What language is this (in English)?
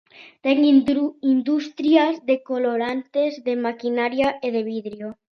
Galician